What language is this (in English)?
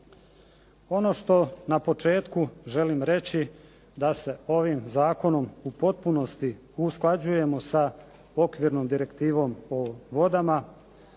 Croatian